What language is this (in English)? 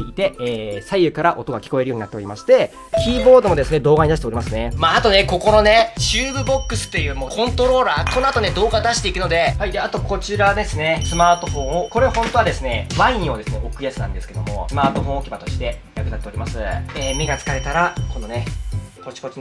Japanese